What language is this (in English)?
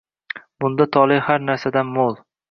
Uzbek